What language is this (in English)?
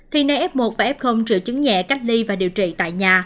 Vietnamese